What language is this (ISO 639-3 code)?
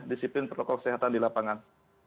ind